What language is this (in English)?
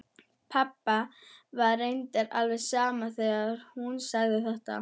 Icelandic